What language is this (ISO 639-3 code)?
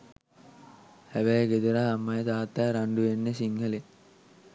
sin